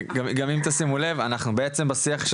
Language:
Hebrew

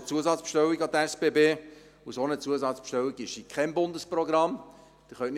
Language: Swiss German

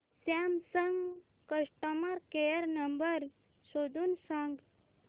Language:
Marathi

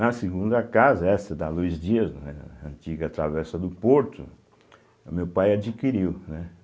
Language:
Portuguese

